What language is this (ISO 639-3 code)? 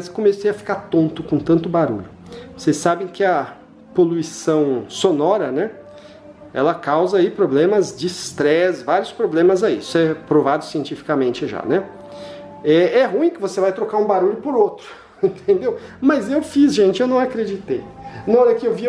por